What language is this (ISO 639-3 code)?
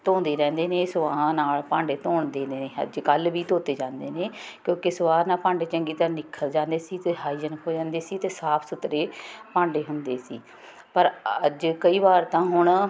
pan